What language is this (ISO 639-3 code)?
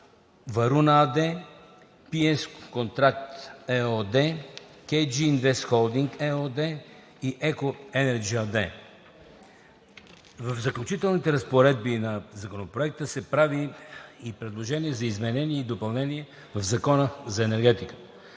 bul